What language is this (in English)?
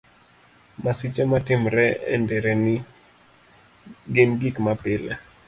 Luo (Kenya and Tanzania)